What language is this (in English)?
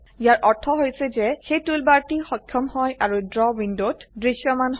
Assamese